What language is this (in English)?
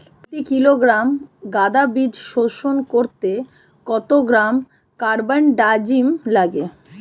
Bangla